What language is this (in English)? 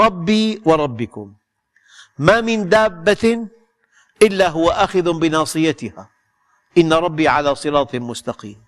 Arabic